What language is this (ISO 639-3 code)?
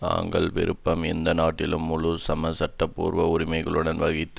tam